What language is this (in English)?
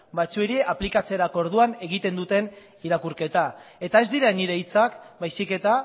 Basque